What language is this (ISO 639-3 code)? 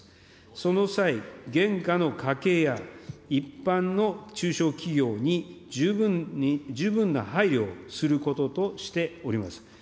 jpn